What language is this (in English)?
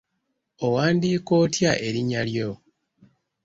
Ganda